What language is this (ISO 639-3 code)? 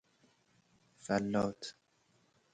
fas